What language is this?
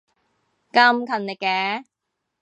Cantonese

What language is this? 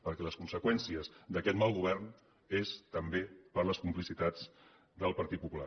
Catalan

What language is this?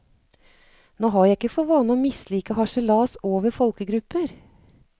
Norwegian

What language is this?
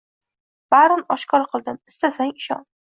Uzbek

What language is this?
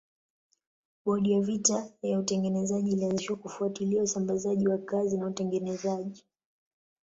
Swahili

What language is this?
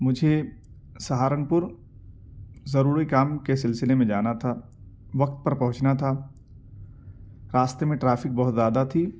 Urdu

